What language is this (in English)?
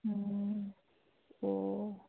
Manipuri